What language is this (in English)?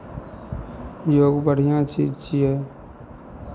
Maithili